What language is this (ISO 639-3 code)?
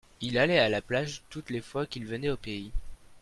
fra